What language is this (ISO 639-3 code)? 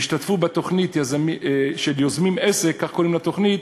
heb